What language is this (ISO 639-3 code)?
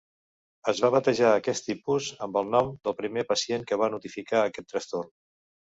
cat